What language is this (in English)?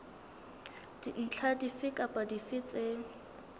Southern Sotho